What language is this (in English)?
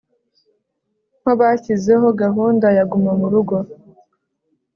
Kinyarwanda